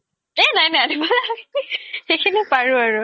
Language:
Assamese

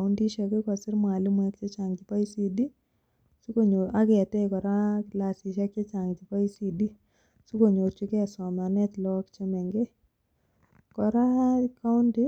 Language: Kalenjin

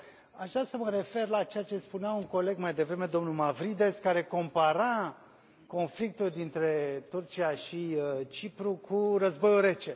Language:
Romanian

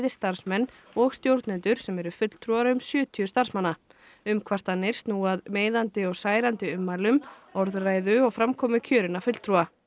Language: Icelandic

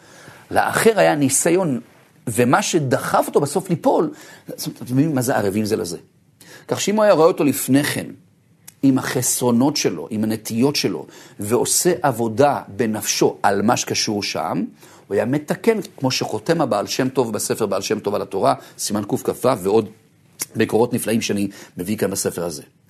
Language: Hebrew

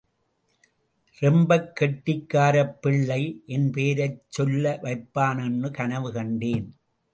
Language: Tamil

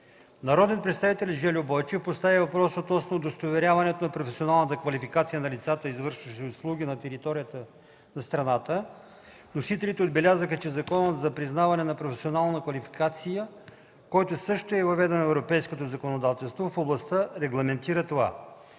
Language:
Bulgarian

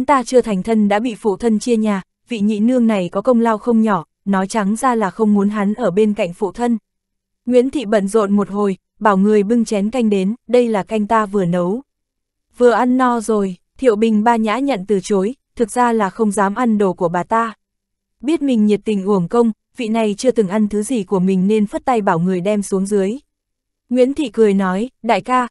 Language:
Vietnamese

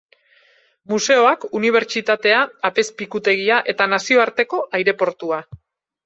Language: Basque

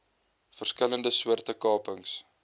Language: Afrikaans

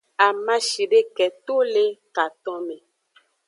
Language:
Aja (Benin)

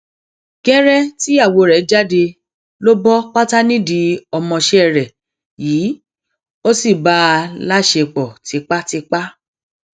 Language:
Yoruba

